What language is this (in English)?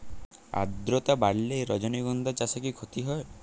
Bangla